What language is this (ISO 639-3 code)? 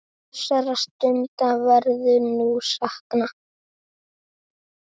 isl